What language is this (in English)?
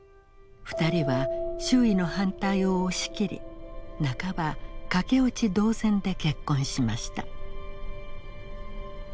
Japanese